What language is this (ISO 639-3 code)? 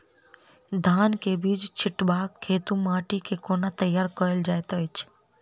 mai